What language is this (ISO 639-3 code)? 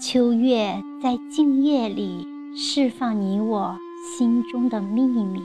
zho